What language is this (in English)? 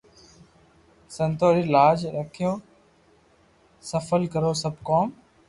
Loarki